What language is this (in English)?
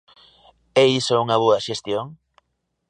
Galician